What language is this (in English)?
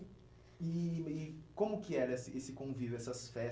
Portuguese